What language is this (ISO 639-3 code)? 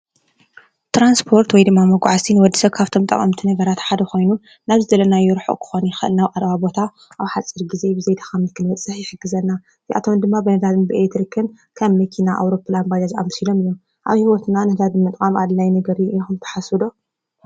tir